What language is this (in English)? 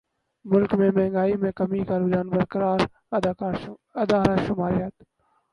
Urdu